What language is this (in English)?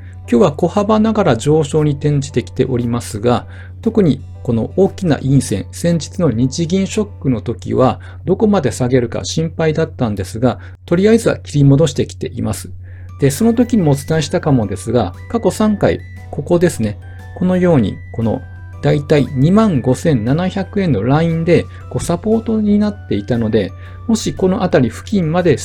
Japanese